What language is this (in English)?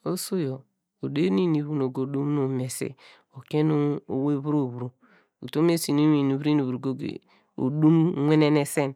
Degema